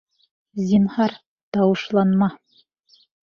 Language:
Bashkir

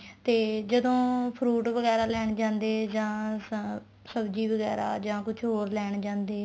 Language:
Punjabi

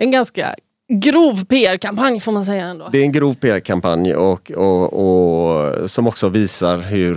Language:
Swedish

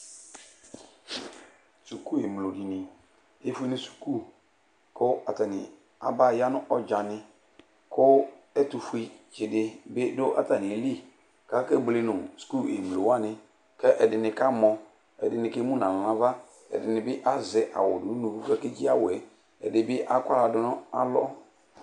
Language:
Ikposo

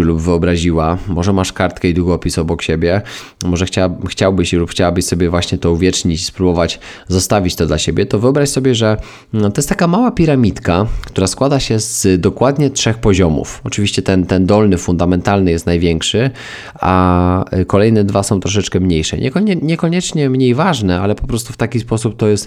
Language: Polish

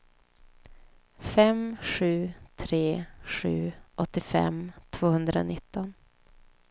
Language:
Swedish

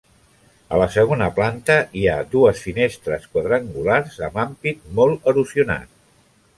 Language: Catalan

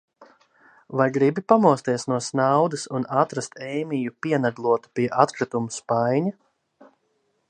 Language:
Latvian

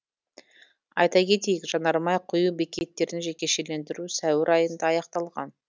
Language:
Kazakh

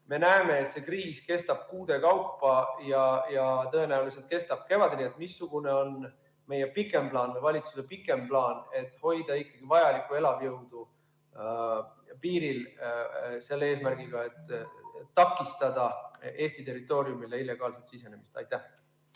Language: Estonian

